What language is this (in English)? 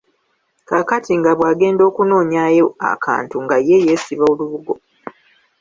Ganda